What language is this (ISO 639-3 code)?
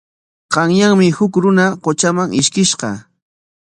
qwa